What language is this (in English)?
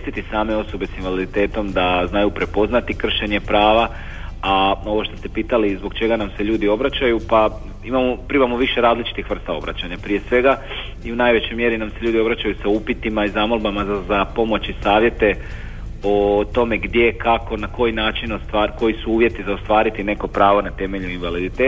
Croatian